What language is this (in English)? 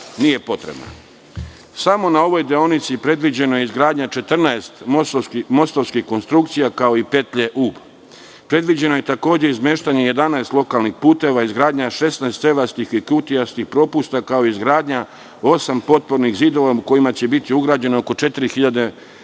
Serbian